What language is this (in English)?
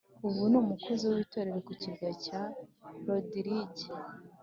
Kinyarwanda